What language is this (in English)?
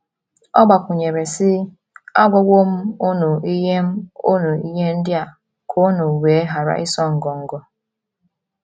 Igbo